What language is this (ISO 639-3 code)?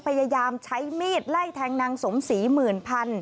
tha